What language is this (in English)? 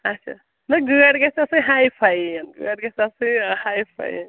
Kashmiri